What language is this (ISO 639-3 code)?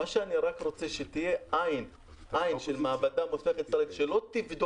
heb